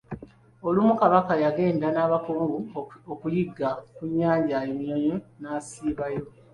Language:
Ganda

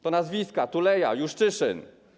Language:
Polish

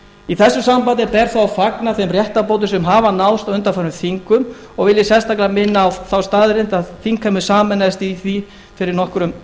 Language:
Icelandic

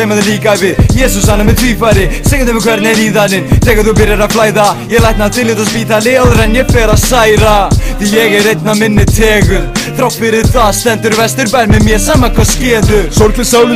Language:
Ukrainian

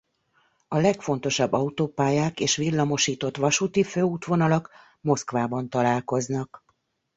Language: Hungarian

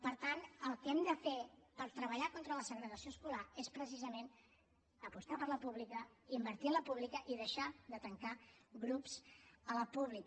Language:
Catalan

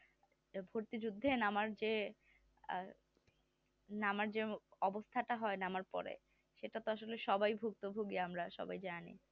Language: Bangla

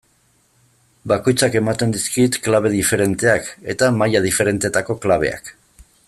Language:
Basque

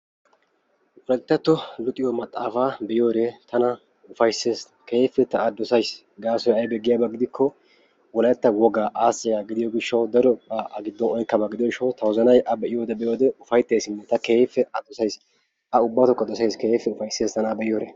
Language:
Wolaytta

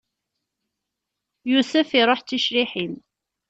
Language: Kabyle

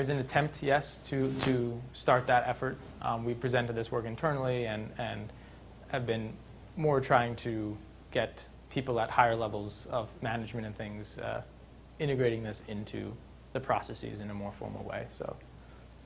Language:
English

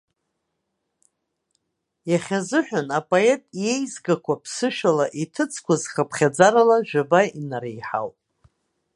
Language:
Abkhazian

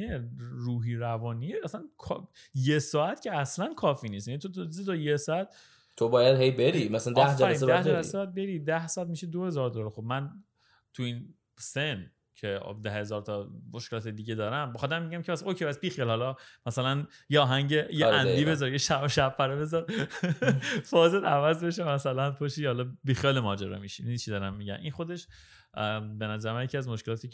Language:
Persian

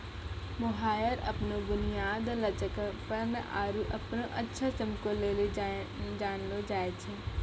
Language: Maithili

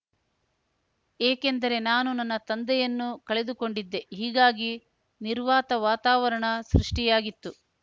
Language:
Kannada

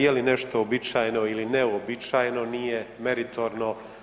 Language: Croatian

